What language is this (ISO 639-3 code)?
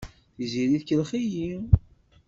kab